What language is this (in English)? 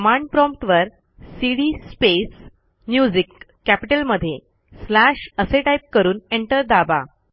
Marathi